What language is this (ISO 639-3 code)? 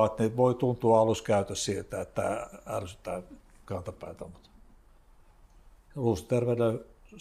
fin